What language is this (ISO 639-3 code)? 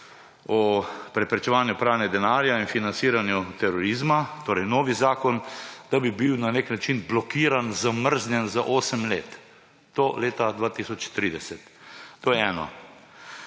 slv